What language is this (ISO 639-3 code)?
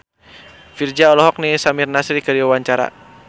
sun